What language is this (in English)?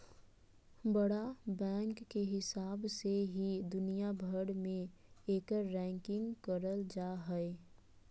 Magahi